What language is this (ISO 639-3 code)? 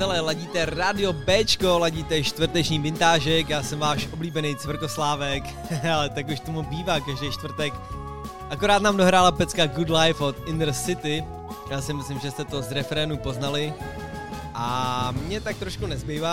ces